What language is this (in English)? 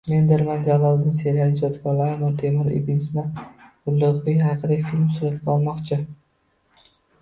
Uzbek